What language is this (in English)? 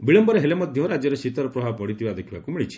Odia